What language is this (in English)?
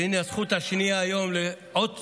Hebrew